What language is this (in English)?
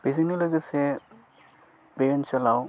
Bodo